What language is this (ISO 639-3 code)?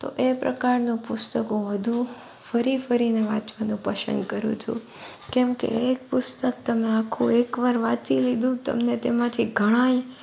guj